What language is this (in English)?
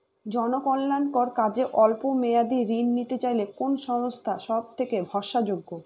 Bangla